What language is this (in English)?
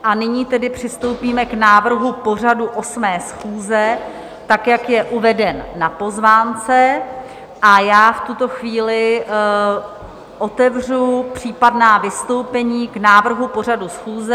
Czech